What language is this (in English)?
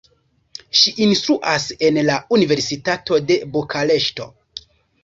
Esperanto